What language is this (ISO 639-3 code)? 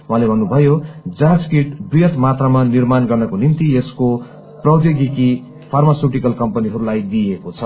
nep